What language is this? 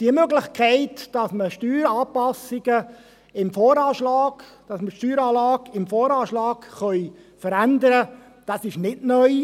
Swiss German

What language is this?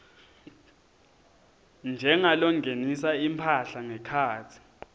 Swati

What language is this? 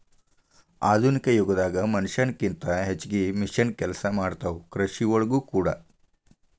Kannada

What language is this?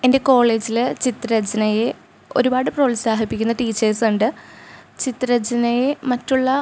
Malayalam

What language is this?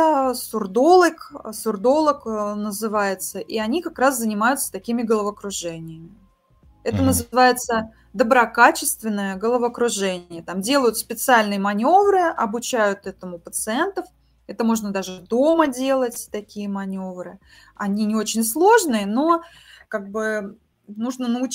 Russian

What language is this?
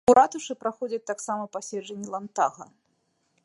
Belarusian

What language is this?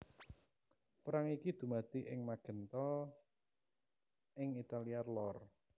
Javanese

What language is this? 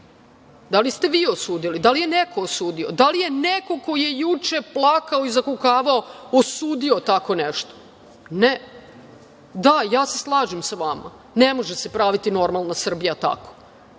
Serbian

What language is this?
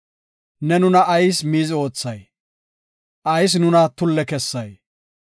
Gofa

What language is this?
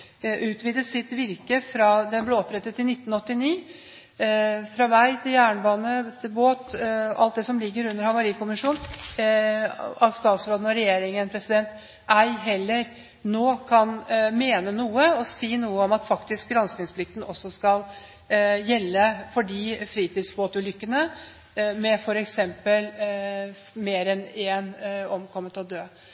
Norwegian Bokmål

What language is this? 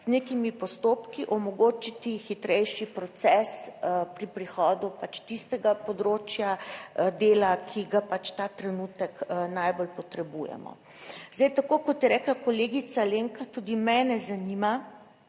Slovenian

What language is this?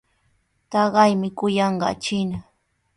Sihuas Ancash Quechua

